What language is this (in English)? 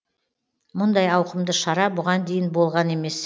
Kazakh